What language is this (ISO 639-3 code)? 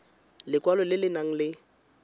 tsn